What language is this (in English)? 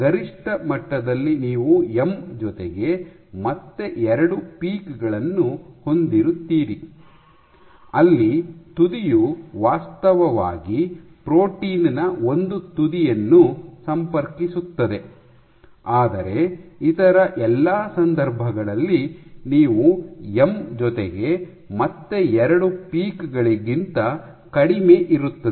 Kannada